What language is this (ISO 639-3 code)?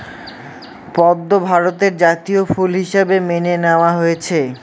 ben